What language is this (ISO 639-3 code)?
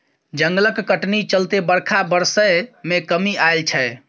mai